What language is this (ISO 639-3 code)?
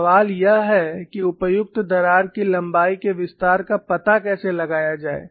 hin